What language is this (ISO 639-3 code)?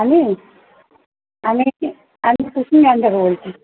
ben